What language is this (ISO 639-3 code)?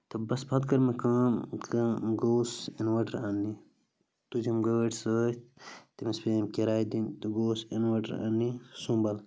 kas